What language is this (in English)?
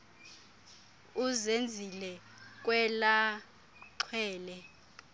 Xhosa